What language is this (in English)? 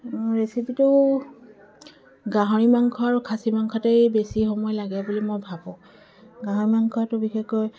Assamese